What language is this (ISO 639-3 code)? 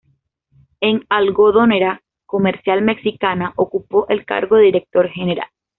spa